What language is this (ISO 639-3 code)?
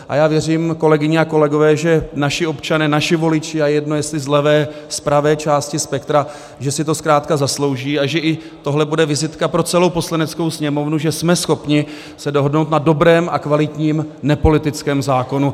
ces